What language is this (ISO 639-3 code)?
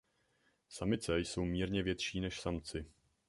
ces